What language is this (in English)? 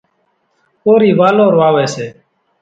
Kachi Koli